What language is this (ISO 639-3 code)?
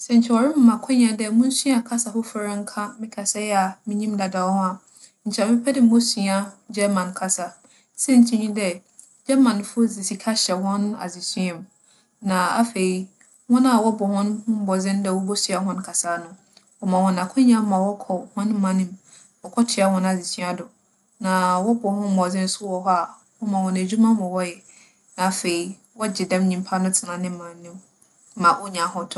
aka